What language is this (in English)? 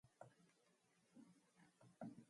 Mongolian